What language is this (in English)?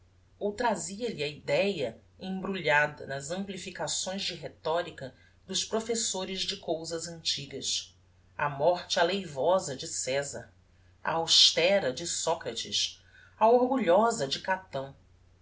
Portuguese